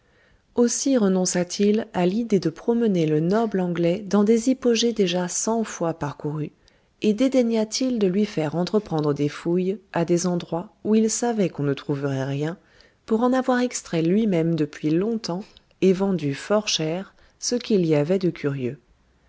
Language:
French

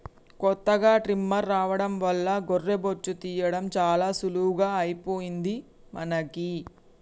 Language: Telugu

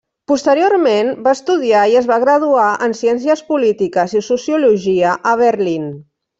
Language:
Catalan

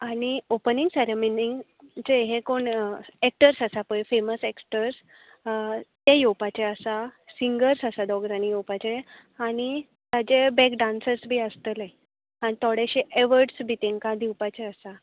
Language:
Konkani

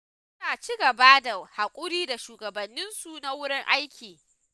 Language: Hausa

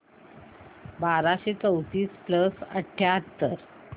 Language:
Marathi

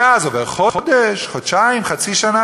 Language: Hebrew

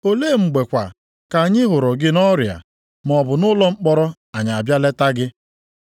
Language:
Igbo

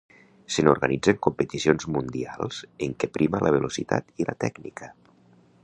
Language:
Catalan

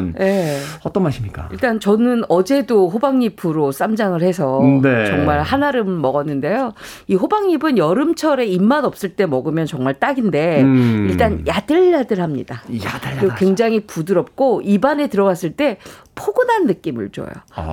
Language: Korean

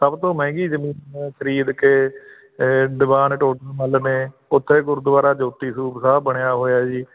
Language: Punjabi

